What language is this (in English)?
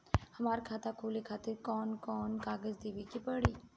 Bhojpuri